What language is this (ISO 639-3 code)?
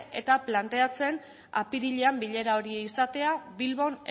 eus